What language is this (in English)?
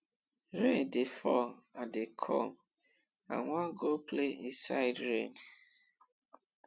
Nigerian Pidgin